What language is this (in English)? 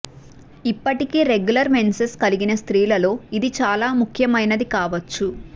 Telugu